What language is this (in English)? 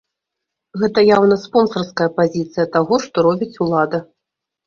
Belarusian